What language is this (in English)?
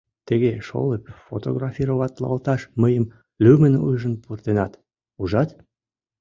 Mari